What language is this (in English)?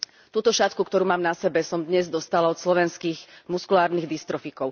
Slovak